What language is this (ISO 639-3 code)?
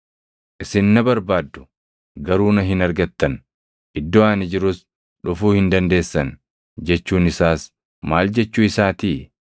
orm